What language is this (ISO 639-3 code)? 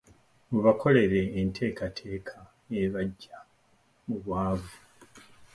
lug